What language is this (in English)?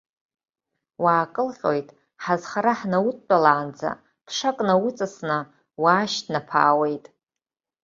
Abkhazian